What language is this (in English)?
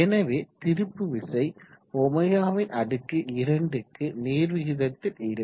Tamil